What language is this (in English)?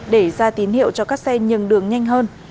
Vietnamese